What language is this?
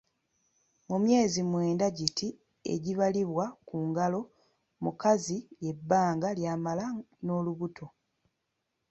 Ganda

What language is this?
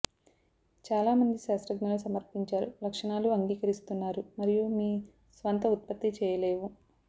Telugu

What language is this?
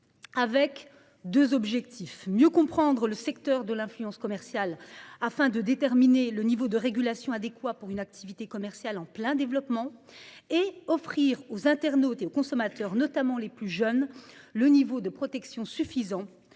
French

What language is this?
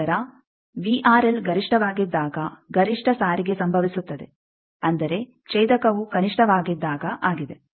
Kannada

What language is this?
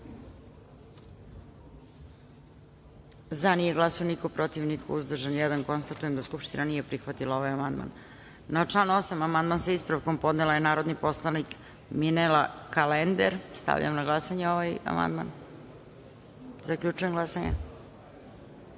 Serbian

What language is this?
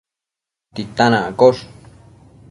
Matsés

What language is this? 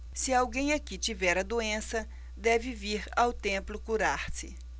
Portuguese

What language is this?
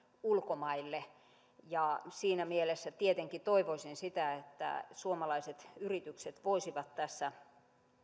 Finnish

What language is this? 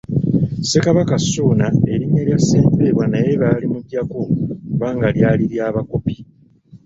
Ganda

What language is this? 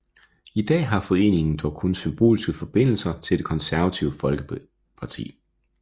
Danish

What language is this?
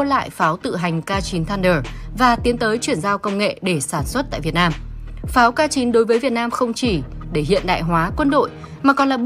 Vietnamese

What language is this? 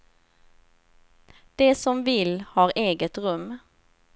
Swedish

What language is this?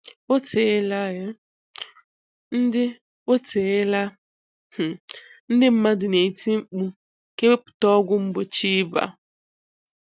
Igbo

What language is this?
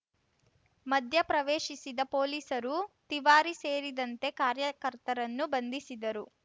Kannada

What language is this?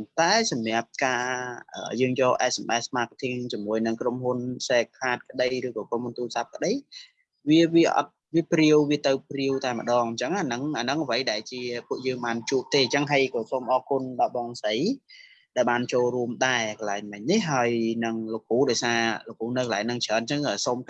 Vietnamese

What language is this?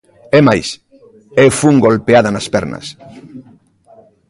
Galician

